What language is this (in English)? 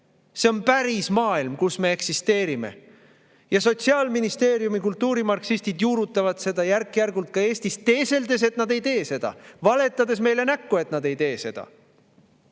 Estonian